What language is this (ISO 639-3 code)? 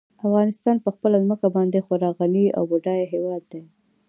pus